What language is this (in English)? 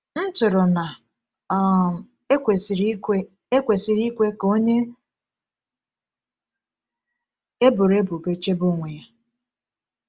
Igbo